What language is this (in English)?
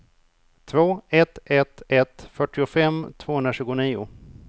Swedish